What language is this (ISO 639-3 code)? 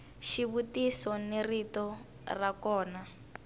tso